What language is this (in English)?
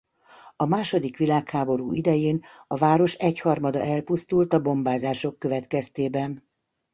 Hungarian